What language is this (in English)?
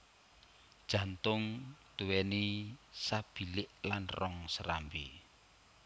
Javanese